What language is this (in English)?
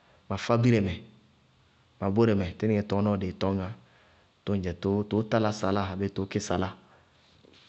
Bago-Kusuntu